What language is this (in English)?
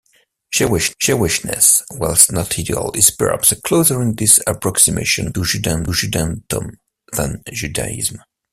English